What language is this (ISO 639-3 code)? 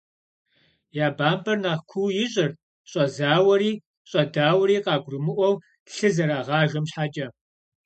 kbd